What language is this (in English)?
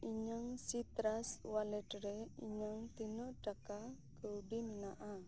Santali